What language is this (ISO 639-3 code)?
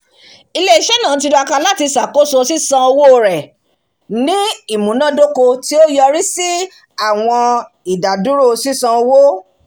yor